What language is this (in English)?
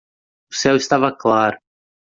Portuguese